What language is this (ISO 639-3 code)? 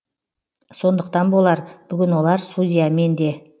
kaz